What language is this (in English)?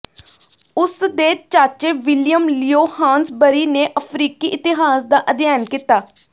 Punjabi